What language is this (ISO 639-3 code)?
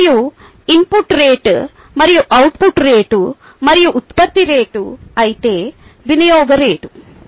tel